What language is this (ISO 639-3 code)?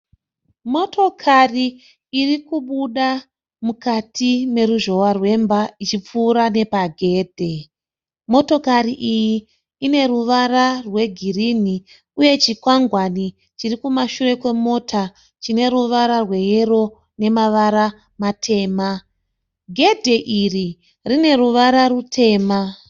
sna